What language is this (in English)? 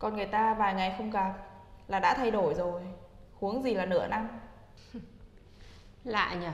Vietnamese